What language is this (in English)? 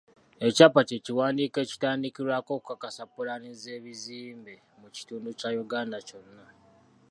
Ganda